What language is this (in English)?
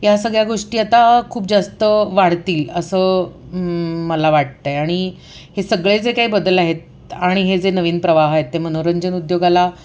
Marathi